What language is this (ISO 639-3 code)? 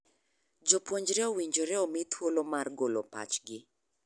luo